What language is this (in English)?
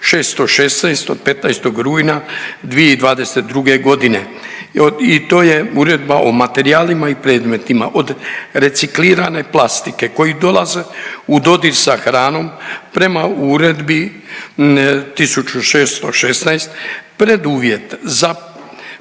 Croatian